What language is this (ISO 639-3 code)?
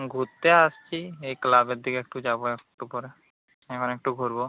ben